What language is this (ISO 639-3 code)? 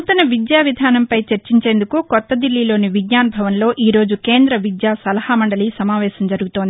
tel